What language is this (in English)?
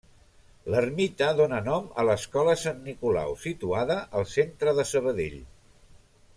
Catalan